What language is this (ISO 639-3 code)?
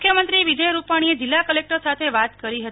guj